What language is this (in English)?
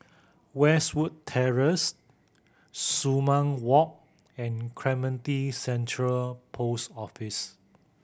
English